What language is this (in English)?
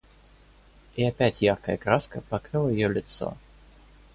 Russian